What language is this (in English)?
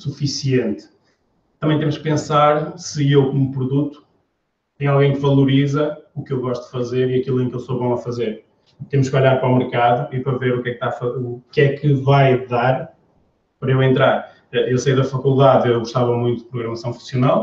Portuguese